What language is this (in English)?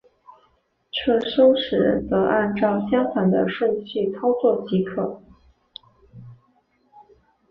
Chinese